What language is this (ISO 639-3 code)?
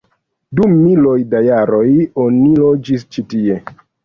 epo